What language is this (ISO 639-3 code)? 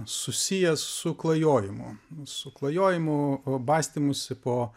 lit